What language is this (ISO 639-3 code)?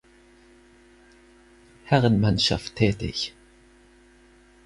deu